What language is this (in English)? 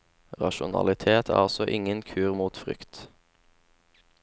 Norwegian